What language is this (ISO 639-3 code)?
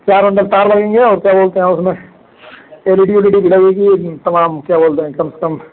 hin